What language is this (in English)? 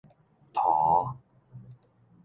Min Nan Chinese